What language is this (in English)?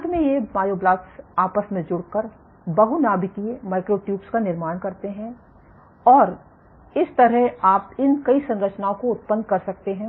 Hindi